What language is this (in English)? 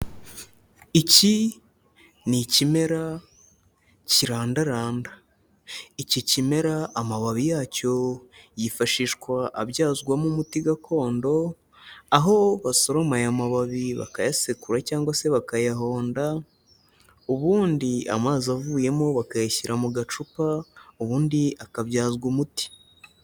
Kinyarwanda